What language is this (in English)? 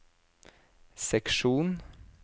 Norwegian